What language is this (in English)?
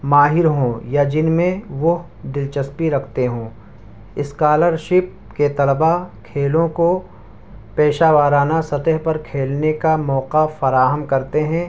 Urdu